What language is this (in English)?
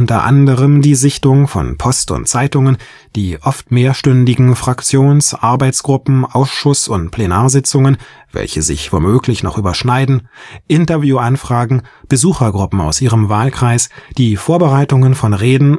German